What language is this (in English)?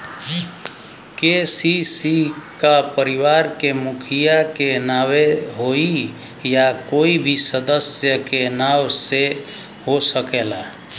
Bhojpuri